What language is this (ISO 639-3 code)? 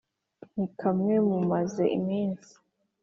kin